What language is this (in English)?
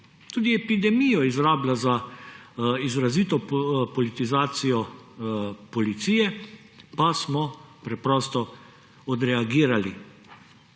Slovenian